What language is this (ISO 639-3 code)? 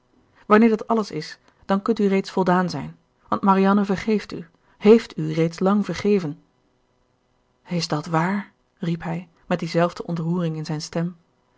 nld